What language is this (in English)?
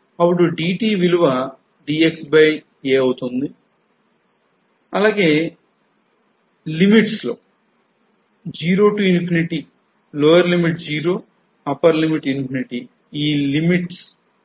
Telugu